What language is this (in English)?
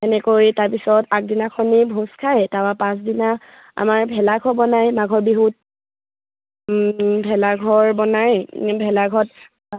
Assamese